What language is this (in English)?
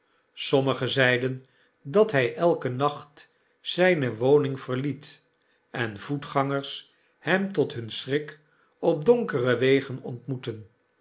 Dutch